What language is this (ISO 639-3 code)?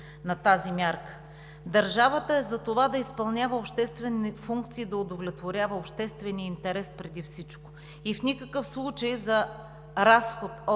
bul